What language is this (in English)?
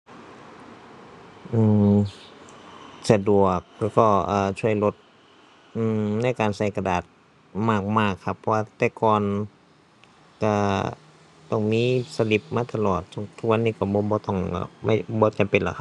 Thai